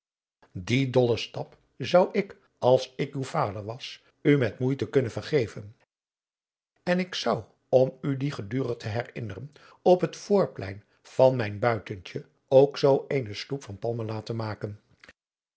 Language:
Dutch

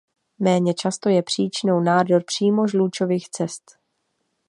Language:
Czech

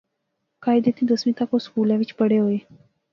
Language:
Pahari-Potwari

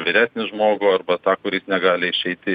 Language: Lithuanian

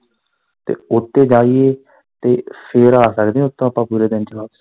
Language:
Punjabi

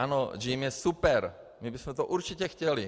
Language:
Czech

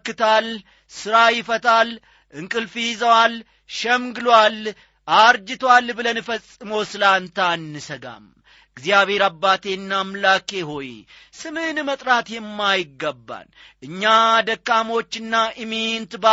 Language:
Amharic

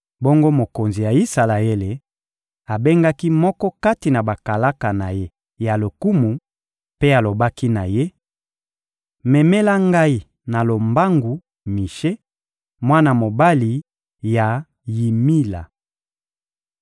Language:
Lingala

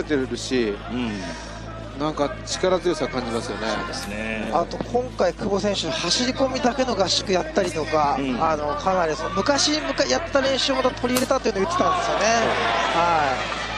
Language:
Japanese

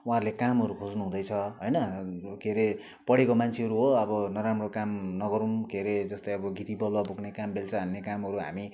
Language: Nepali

